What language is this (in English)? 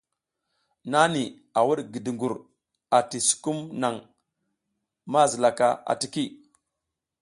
South Giziga